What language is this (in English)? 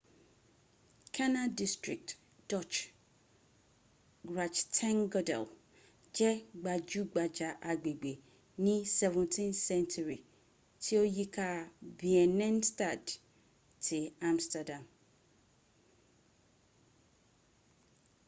Yoruba